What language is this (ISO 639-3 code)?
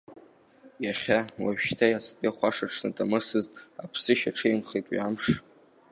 abk